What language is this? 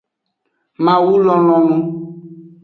Aja (Benin)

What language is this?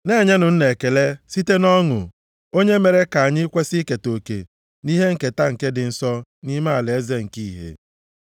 Igbo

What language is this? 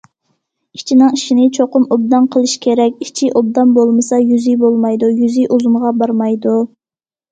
Uyghur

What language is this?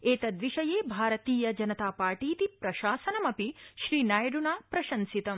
Sanskrit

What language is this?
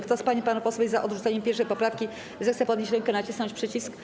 Polish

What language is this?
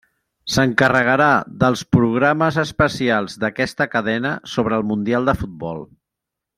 Catalan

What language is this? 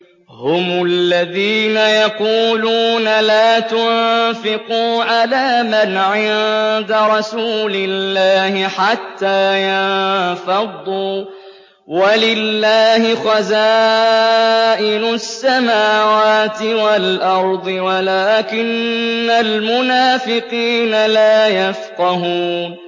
Arabic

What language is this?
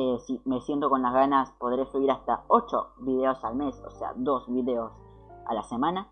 Spanish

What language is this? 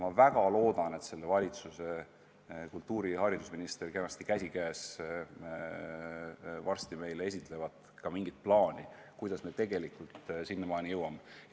Estonian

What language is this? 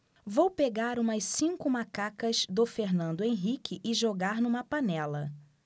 Portuguese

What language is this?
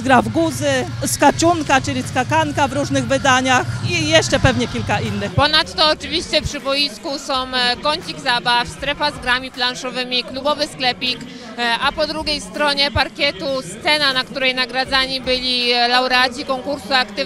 Polish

